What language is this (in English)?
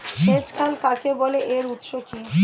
Bangla